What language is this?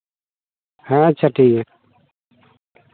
Santali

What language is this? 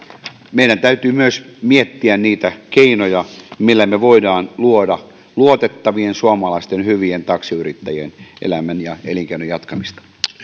Finnish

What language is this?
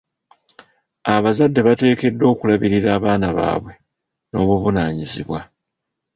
Ganda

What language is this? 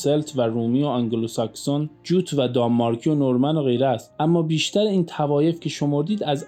Persian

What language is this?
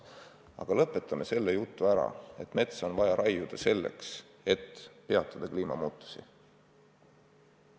Estonian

